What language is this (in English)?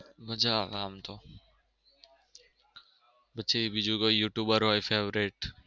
Gujarati